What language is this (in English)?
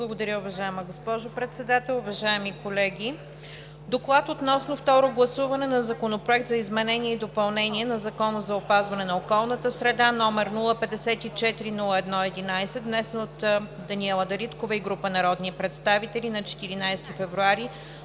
Bulgarian